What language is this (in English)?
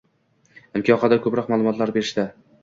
Uzbek